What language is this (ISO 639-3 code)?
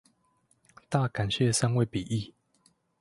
zho